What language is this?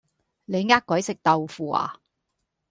Cantonese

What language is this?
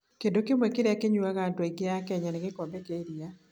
Kikuyu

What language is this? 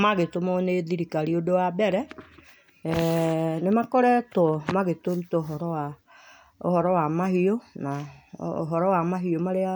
Kikuyu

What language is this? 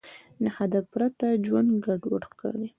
Pashto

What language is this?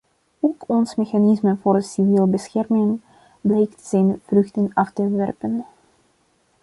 Dutch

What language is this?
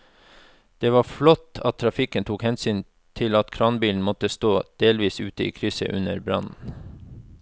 Norwegian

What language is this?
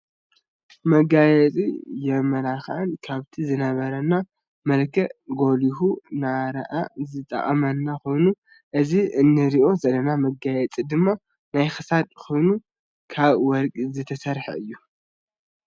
Tigrinya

